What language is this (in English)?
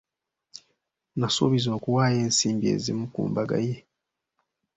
Ganda